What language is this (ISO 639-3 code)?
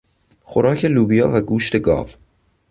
fas